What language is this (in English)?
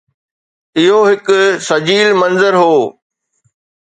Sindhi